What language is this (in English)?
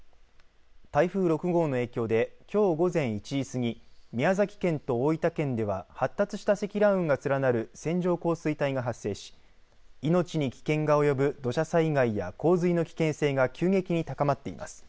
Japanese